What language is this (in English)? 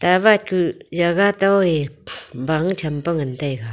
Wancho Naga